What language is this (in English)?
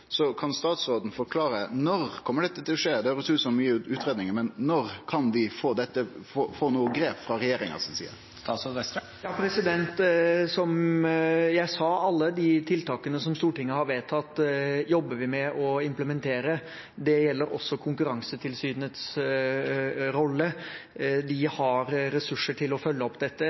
Norwegian